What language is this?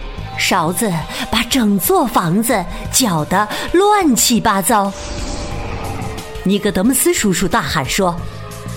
Chinese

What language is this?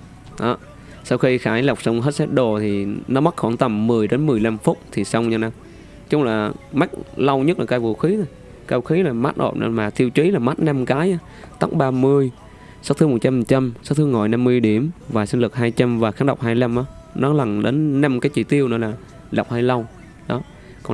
Vietnamese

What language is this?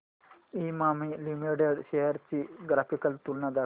Marathi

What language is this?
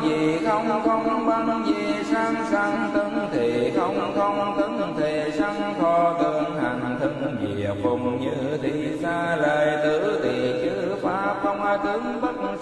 Vietnamese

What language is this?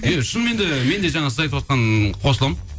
Kazakh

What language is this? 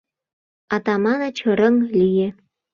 Mari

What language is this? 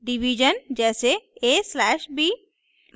Hindi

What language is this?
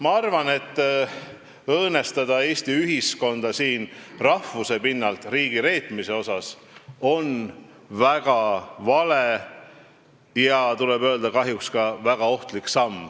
Estonian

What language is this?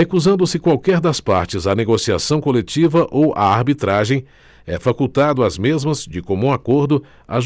Portuguese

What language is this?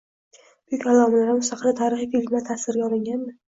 Uzbek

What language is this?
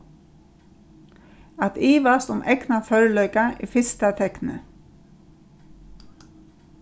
Faroese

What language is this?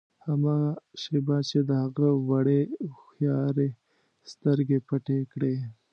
Pashto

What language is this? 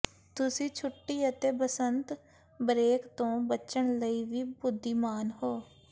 Punjabi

